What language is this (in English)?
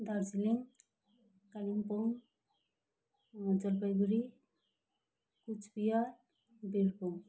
Nepali